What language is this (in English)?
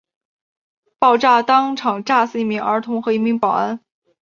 Chinese